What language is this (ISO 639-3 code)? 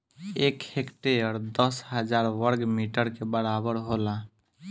bho